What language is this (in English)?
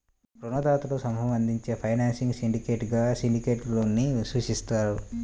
Telugu